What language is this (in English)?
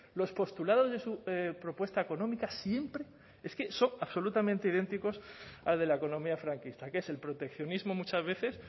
Spanish